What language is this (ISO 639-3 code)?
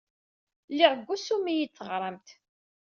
kab